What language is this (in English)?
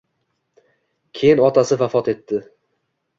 Uzbek